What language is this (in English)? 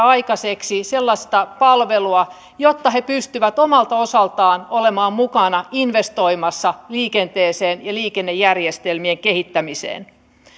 Finnish